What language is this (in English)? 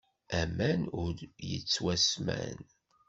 Kabyle